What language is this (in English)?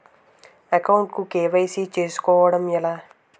Telugu